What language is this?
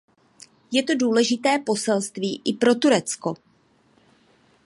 Czech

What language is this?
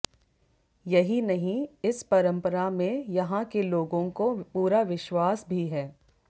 Hindi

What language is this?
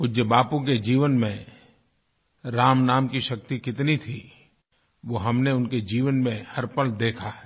Hindi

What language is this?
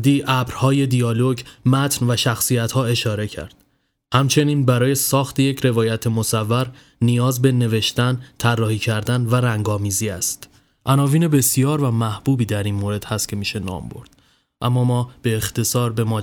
Persian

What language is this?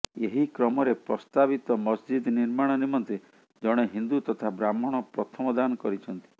Odia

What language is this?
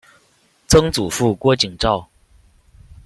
Chinese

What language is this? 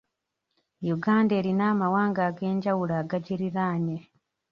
Ganda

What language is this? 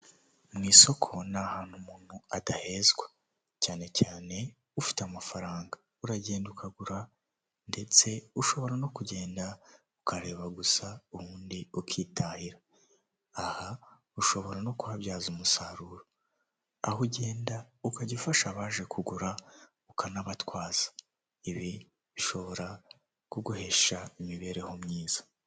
Kinyarwanda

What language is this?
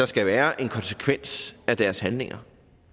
Danish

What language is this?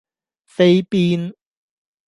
Cantonese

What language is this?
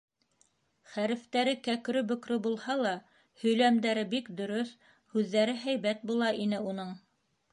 Bashkir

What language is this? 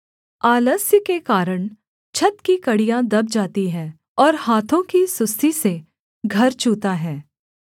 Hindi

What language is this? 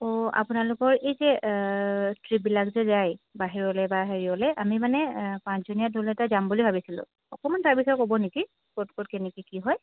Assamese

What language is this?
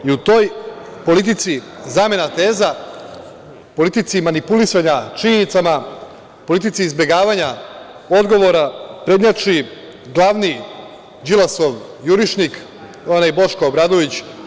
Serbian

